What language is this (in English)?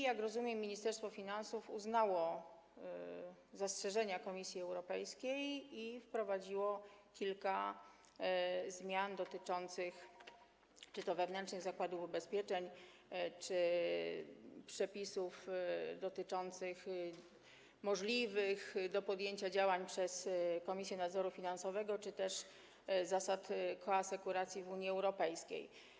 Polish